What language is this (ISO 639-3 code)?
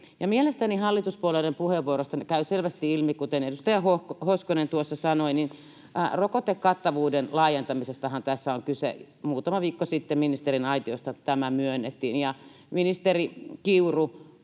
fin